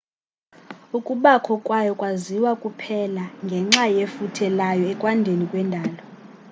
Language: Xhosa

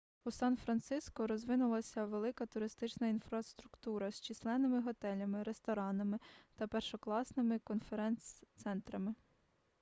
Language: Ukrainian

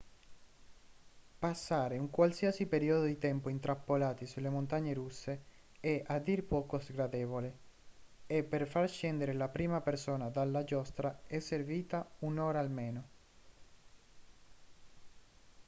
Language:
Italian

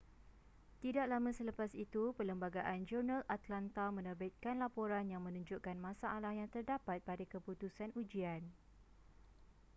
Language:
Malay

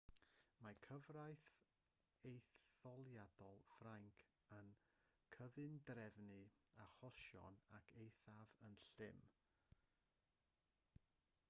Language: Welsh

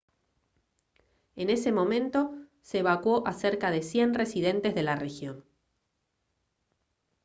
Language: Spanish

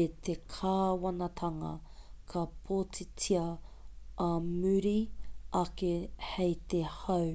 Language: Māori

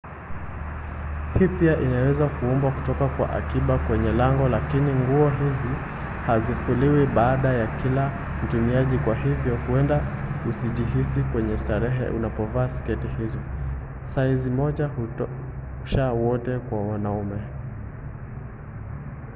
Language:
Swahili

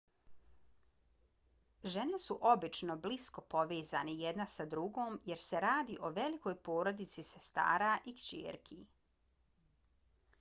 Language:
Bosnian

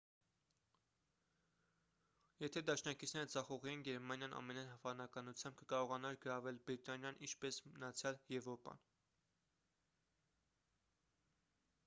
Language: Armenian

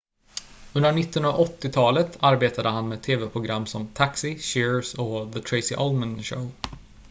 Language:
Swedish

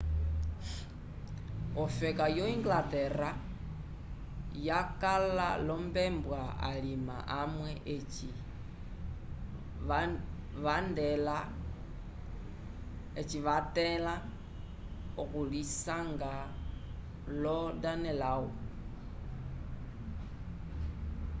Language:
Umbundu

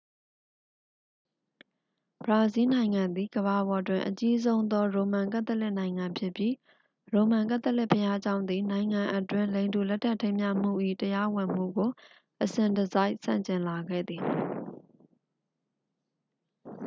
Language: Burmese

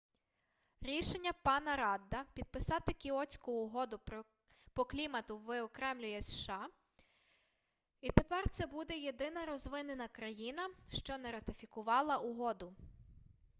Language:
Ukrainian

